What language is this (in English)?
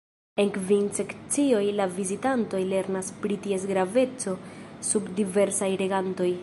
Esperanto